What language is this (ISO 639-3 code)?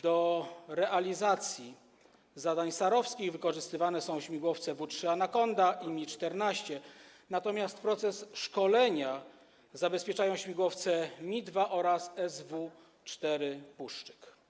pol